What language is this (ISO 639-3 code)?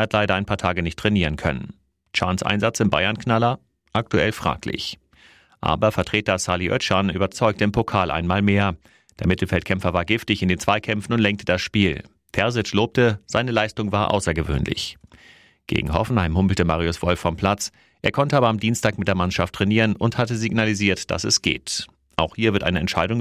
deu